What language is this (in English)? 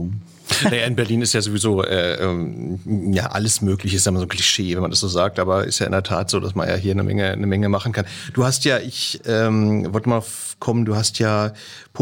German